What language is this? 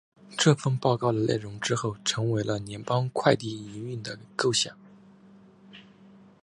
Chinese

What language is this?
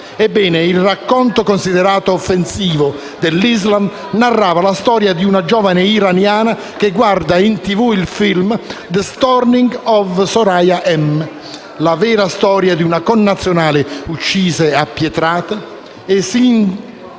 Italian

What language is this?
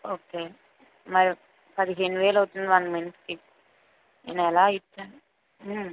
Telugu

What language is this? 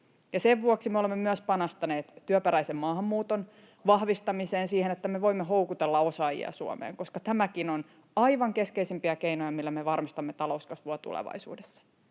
Finnish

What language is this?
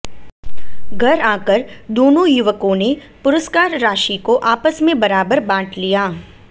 Hindi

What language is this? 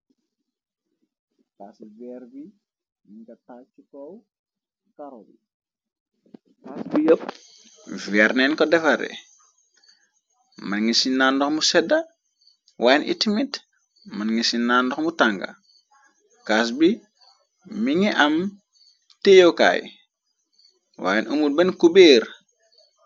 Wolof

